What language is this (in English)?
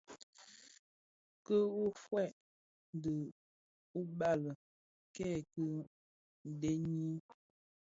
Bafia